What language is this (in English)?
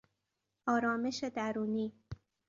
Persian